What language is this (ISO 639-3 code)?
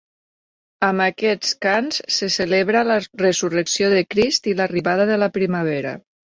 cat